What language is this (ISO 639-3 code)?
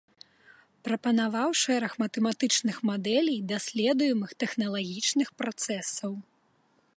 bel